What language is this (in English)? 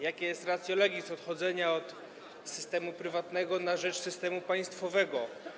Polish